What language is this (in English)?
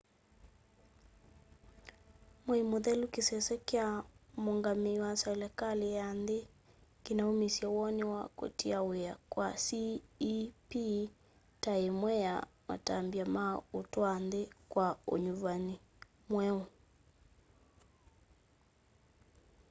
Kamba